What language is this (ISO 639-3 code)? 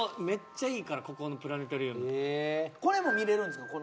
jpn